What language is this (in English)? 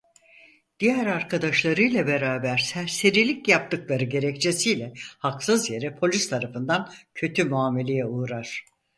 Turkish